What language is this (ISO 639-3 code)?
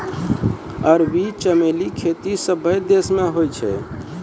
mai